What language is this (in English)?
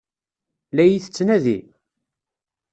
Kabyle